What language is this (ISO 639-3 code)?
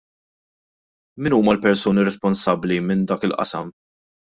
mlt